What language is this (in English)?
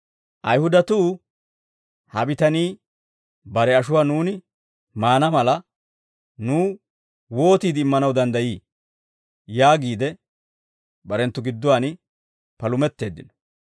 Dawro